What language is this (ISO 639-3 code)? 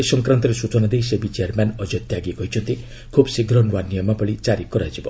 ori